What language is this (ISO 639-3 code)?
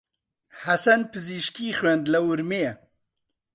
ckb